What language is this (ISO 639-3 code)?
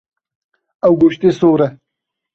kur